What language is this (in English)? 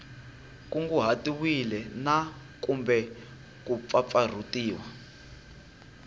Tsonga